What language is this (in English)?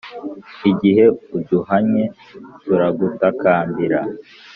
Kinyarwanda